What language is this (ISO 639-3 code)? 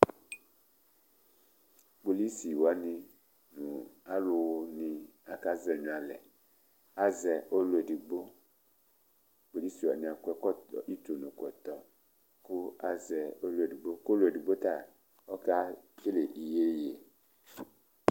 kpo